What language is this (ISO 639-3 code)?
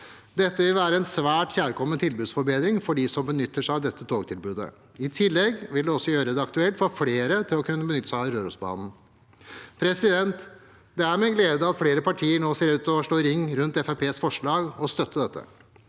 nor